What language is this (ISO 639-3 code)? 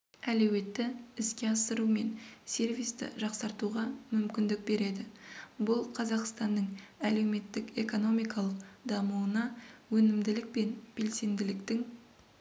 kaz